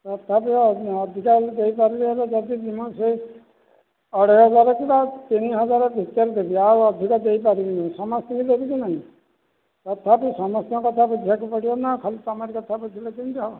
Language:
Odia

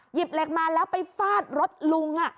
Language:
Thai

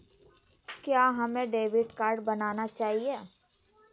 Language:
Magahi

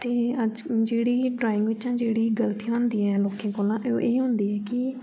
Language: Dogri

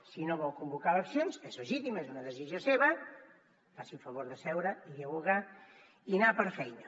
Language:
Catalan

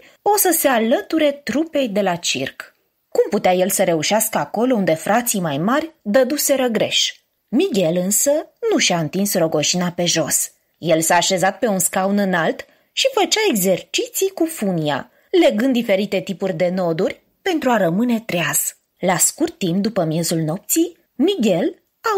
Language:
Romanian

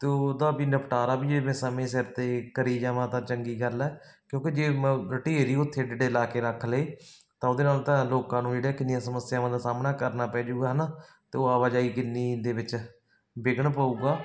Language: Punjabi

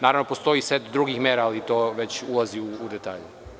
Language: Serbian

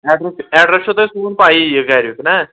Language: Kashmiri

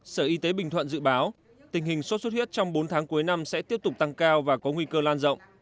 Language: Vietnamese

